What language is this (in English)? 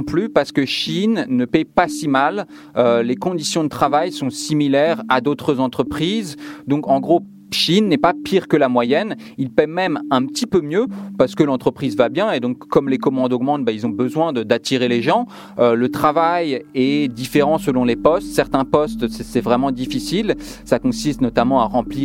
French